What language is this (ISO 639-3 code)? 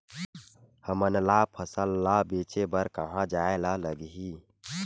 hne